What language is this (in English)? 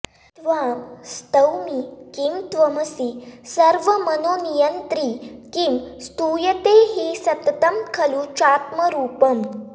Sanskrit